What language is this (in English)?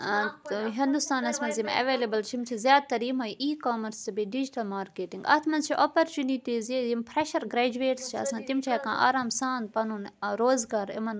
Kashmiri